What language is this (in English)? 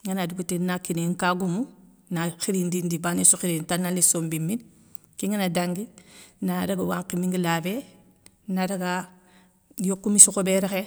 Soninke